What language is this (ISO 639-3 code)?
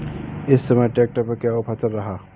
hin